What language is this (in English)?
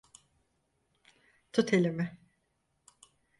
Turkish